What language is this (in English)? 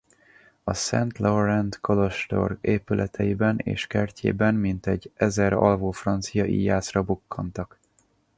Hungarian